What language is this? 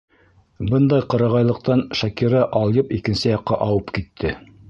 Bashkir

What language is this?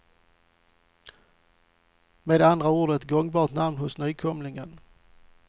Swedish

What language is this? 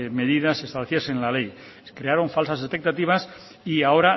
Spanish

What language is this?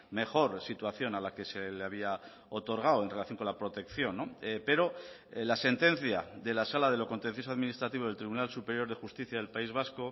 Spanish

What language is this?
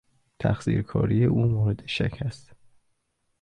Persian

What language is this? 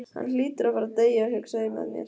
Icelandic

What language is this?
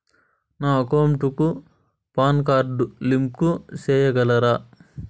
Telugu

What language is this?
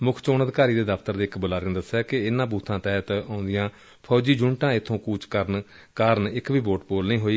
Punjabi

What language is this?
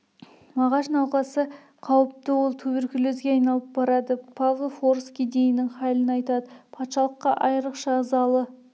Kazakh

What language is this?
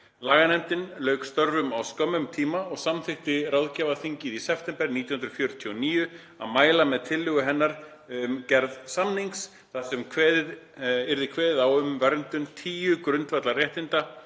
Icelandic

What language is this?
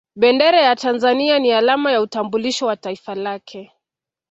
Swahili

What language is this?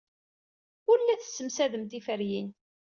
Kabyle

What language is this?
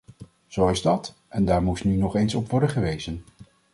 Dutch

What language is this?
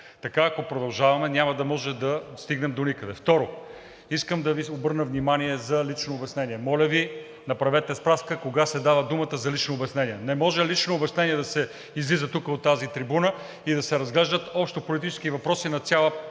Bulgarian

